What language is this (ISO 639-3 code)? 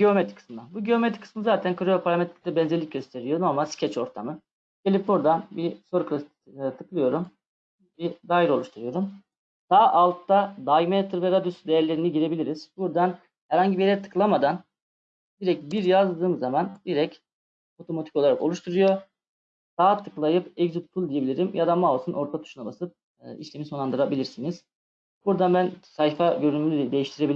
tur